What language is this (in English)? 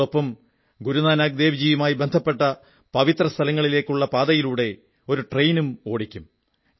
Malayalam